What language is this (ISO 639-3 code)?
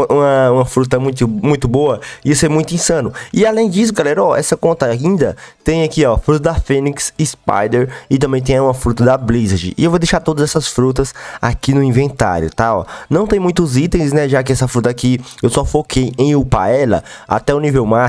por